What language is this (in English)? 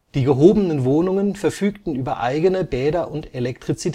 German